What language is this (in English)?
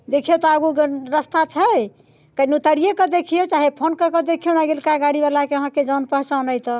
Maithili